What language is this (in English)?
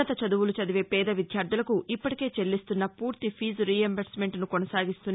Telugu